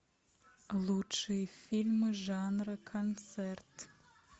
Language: Russian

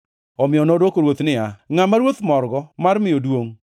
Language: Luo (Kenya and Tanzania)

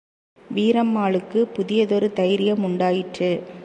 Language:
Tamil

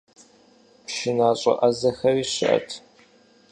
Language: Kabardian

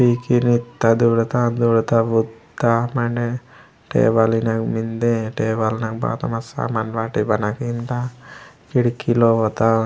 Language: Gondi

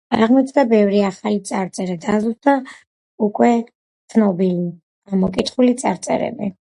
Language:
Georgian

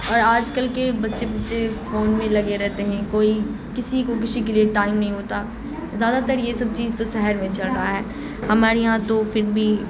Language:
Urdu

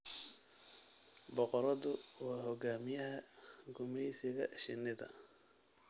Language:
Somali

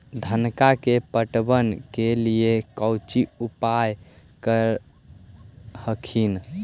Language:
Magahi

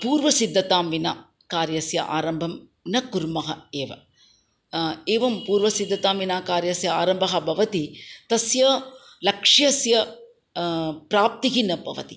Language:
Sanskrit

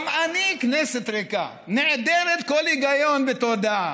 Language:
Hebrew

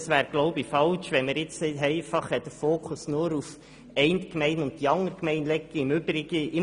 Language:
Swiss German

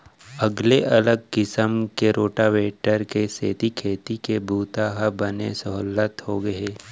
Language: Chhattisgarhi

